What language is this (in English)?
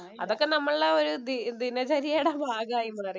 Malayalam